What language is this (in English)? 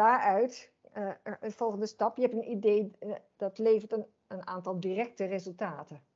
Dutch